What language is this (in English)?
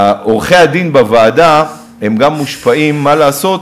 Hebrew